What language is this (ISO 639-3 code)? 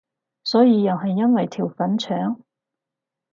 yue